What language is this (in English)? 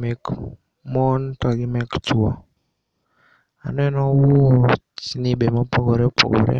Luo (Kenya and Tanzania)